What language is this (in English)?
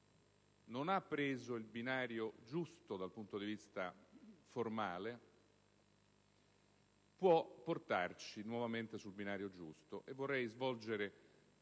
Italian